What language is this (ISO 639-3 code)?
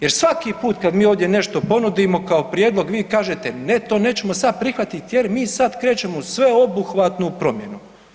hrv